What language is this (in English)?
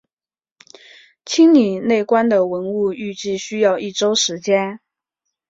Chinese